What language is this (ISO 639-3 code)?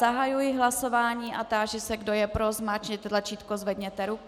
ces